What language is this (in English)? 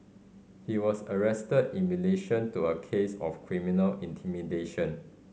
English